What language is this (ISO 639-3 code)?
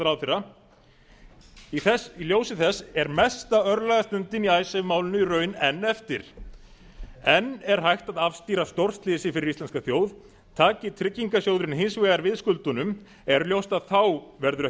isl